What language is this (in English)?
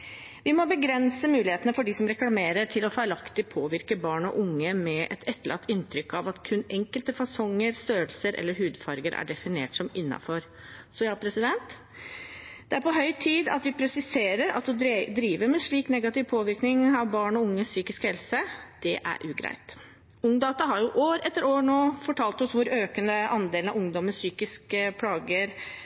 Norwegian Bokmål